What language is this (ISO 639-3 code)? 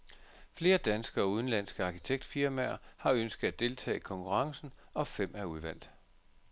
dan